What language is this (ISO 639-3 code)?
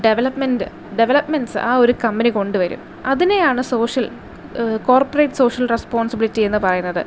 mal